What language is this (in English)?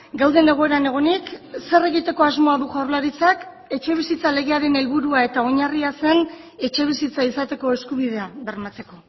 Basque